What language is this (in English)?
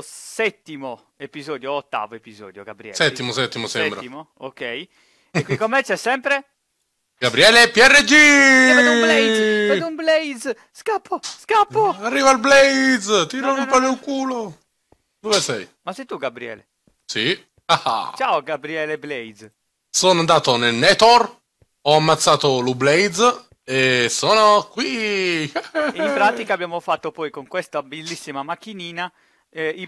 Italian